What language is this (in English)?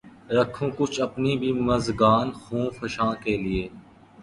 Urdu